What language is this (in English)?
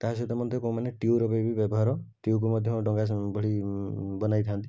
Odia